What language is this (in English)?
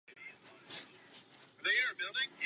Czech